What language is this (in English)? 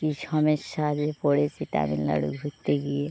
Bangla